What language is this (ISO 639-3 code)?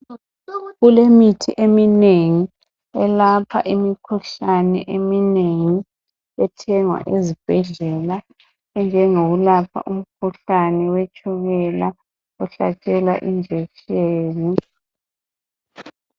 nde